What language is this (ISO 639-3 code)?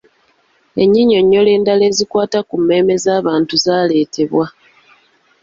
lug